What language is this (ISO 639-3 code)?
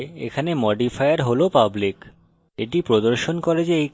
ben